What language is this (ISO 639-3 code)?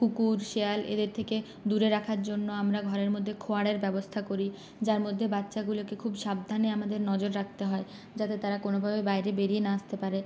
ben